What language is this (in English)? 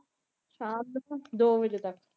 Punjabi